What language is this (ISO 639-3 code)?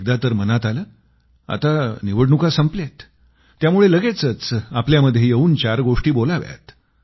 mar